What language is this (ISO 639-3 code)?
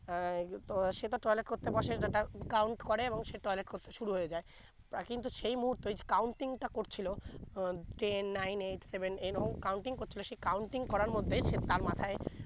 ben